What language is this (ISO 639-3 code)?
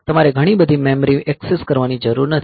guj